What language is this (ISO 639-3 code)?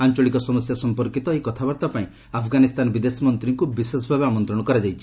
ori